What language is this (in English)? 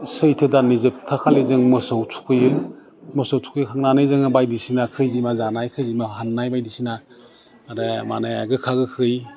Bodo